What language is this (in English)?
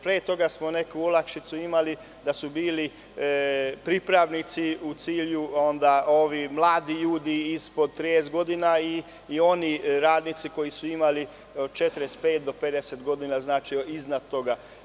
Serbian